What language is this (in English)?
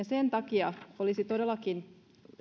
Finnish